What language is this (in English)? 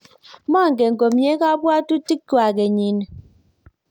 Kalenjin